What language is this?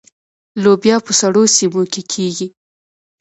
Pashto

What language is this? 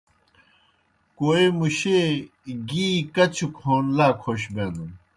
Kohistani Shina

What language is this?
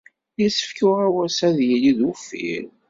Kabyle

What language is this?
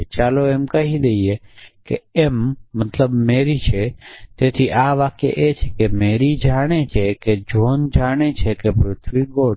Gujarati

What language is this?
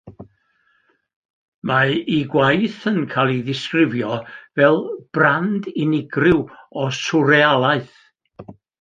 Welsh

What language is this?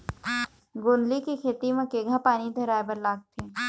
Chhattisgarhi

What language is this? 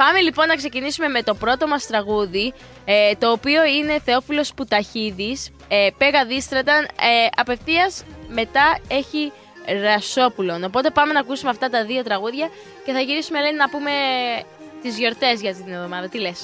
Greek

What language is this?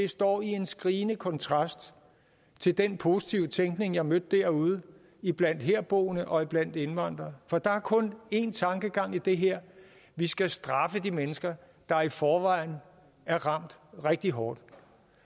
Danish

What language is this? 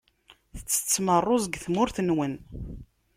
Kabyle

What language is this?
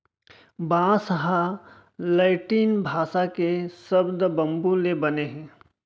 Chhattisgarhi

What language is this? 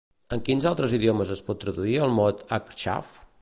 Catalan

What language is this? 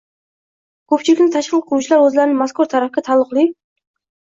Uzbek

